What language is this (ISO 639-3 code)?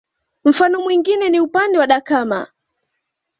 swa